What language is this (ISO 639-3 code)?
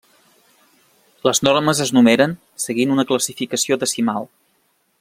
cat